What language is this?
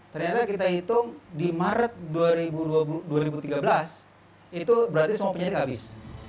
Indonesian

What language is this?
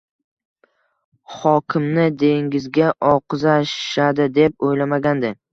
Uzbek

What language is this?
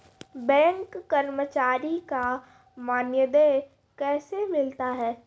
Maithili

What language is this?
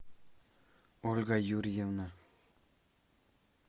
Russian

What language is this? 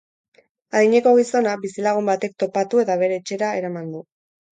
Basque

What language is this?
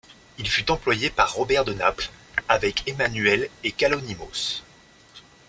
French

